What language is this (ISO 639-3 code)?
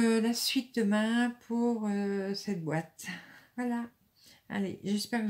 fra